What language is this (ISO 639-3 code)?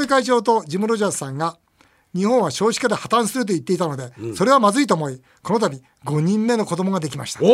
jpn